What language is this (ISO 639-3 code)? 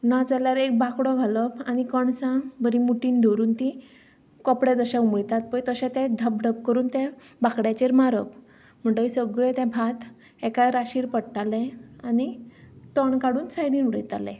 kok